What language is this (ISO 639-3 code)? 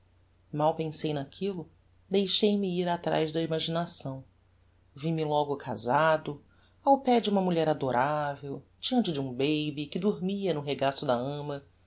por